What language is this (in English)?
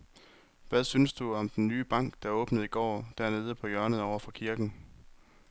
Danish